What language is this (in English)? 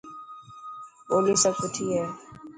Dhatki